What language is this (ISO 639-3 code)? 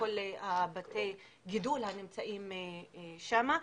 heb